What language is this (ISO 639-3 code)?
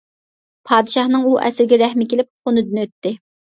uig